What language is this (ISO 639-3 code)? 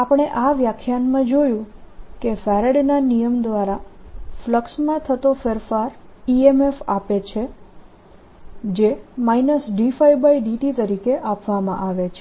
guj